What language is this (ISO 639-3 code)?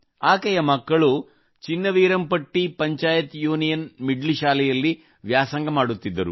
kan